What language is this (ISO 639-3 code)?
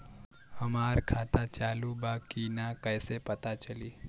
bho